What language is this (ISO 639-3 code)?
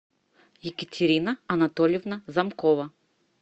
rus